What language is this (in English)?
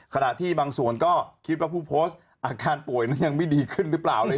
Thai